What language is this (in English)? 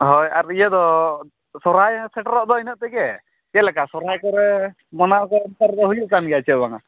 Santali